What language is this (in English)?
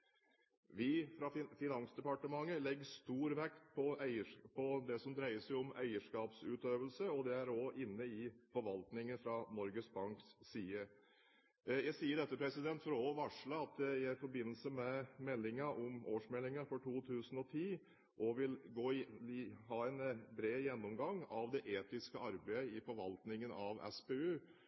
Norwegian Bokmål